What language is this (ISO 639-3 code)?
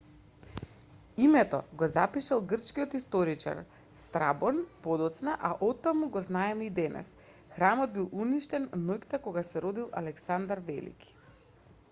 mkd